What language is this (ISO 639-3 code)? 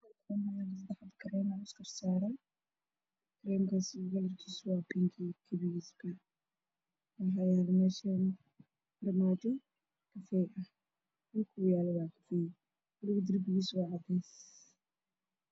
som